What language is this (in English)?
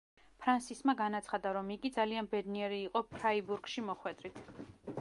Georgian